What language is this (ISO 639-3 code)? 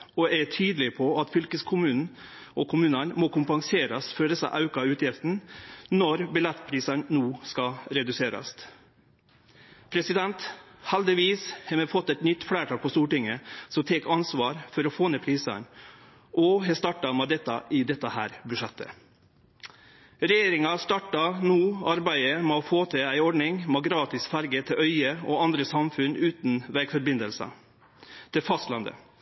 nno